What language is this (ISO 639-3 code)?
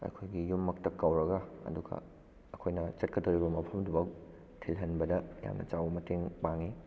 mni